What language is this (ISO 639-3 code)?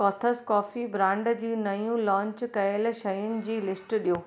snd